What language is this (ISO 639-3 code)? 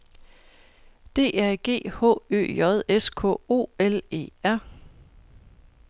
dan